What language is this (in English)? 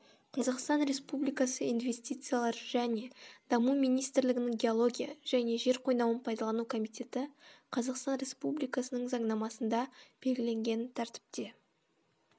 Kazakh